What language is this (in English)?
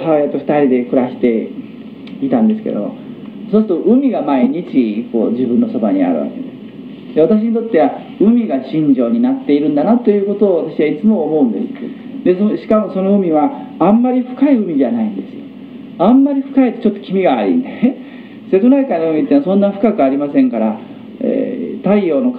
Japanese